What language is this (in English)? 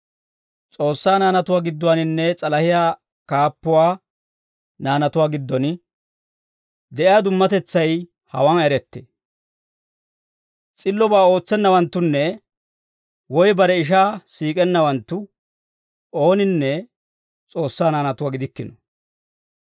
Dawro